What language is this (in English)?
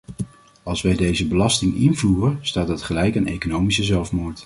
Dutch